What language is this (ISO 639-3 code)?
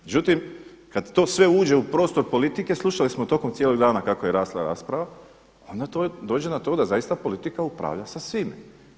hrv